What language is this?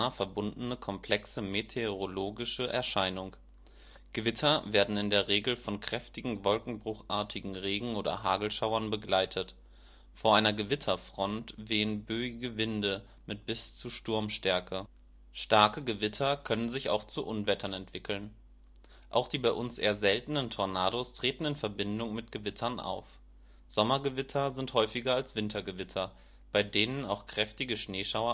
German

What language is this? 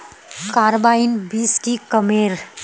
Magahi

